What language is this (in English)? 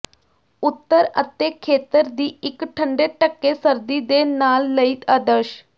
Punjabi